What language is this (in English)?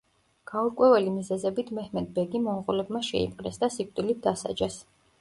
Georgian